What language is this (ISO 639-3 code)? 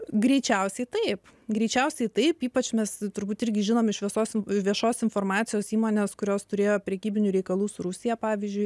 lit